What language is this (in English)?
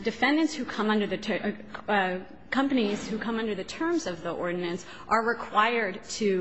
English